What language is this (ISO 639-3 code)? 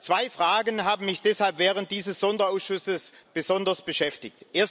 deu